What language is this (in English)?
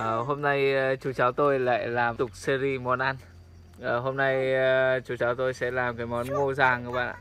Vietnamese